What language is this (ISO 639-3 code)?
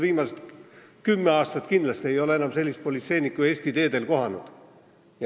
est